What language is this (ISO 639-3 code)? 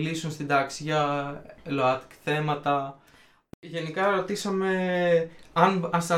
ell